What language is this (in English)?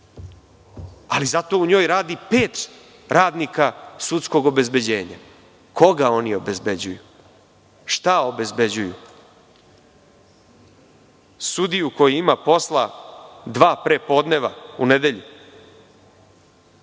Serbian